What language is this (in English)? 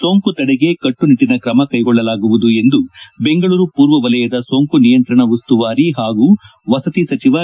Kannada